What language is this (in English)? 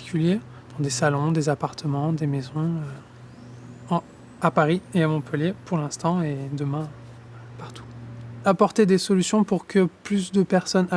French